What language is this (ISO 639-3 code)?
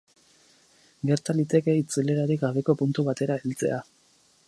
eus